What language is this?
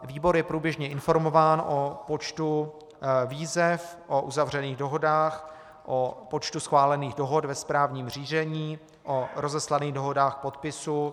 Czech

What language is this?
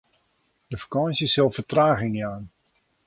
Western Frisian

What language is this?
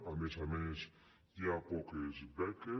Catalan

